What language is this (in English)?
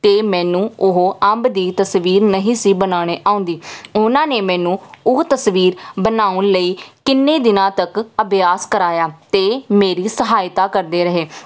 Punjabi